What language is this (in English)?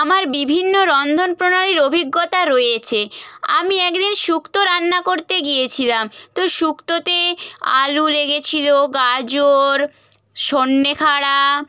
Bangla